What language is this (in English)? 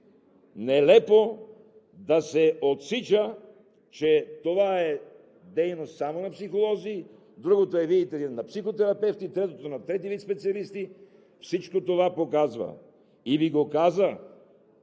Bulgarian